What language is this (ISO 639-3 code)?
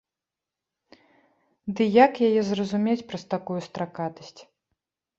bel